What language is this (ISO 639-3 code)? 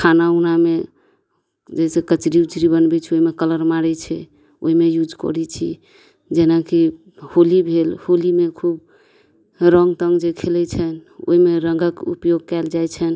mai